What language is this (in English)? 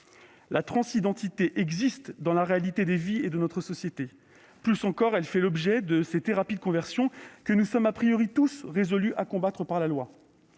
French